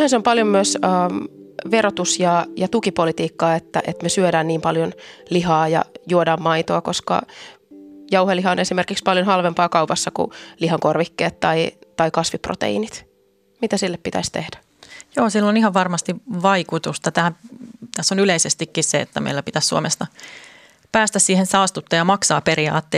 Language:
Finnish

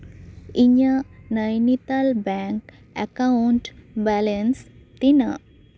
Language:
Santali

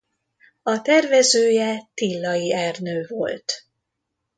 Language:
Hungarian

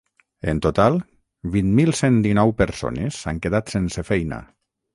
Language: Catalan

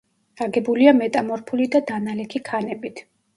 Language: Georgian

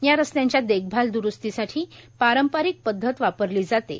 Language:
Marathi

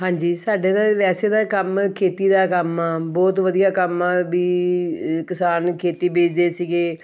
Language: Punjabi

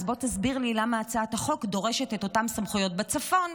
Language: Hebrew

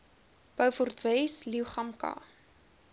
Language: Afrikaans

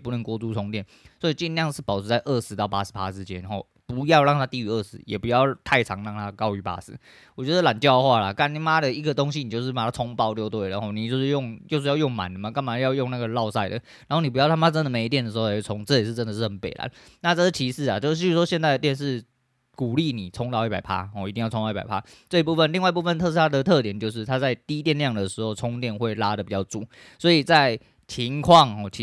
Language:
Chinese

